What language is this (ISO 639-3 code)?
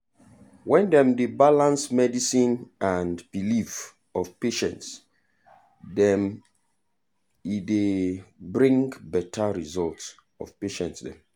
pcm